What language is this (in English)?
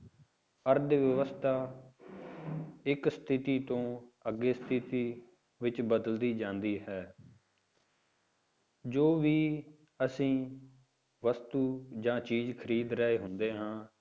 Punjabi